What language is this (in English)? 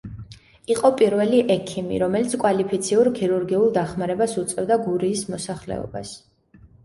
Georgian